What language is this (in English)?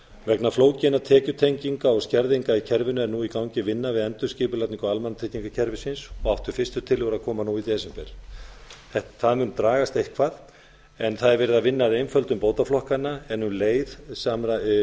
Icelandic